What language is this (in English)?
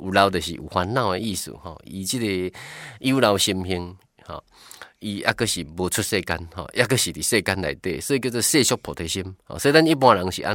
Chinese